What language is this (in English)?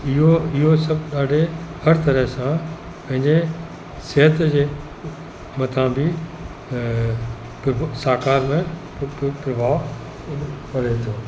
Sindhi